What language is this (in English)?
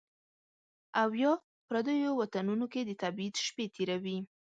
Pashto